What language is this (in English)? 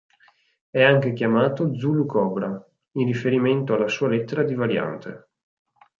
Italian